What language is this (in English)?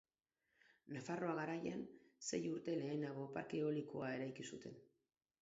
Basque